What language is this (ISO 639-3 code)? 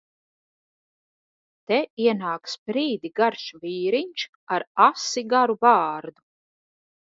lav